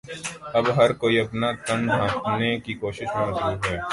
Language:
Urdu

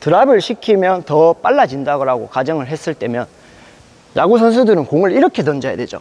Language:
Korean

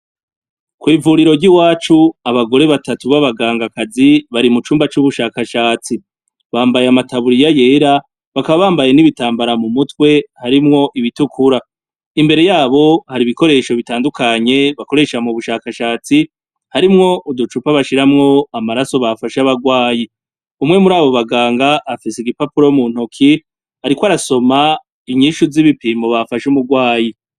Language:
Rundi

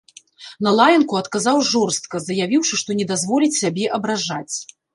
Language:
Belarusian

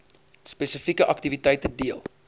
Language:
Afrikaans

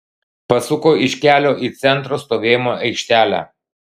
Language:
Lithuanian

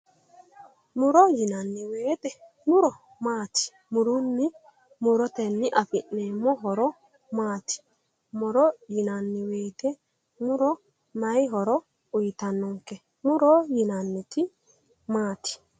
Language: Sidamo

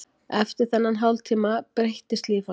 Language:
Icelandic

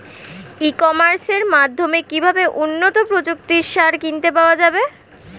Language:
Bangla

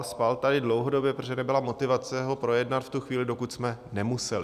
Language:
Czech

